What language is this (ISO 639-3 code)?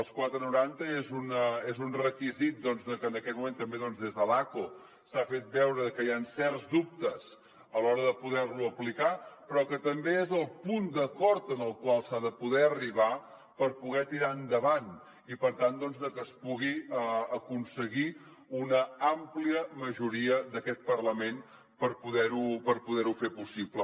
cat